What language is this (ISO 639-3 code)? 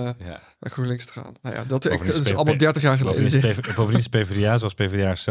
nld